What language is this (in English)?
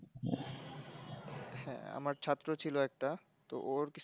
Bangla